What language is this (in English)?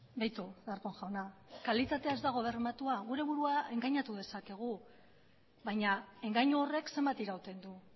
Basque